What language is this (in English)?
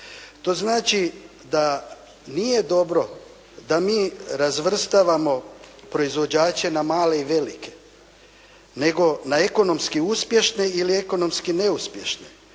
Croatian